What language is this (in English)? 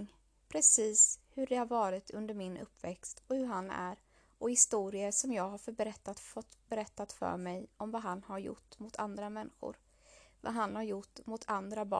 Swedish